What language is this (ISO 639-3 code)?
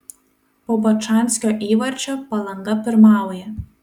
lit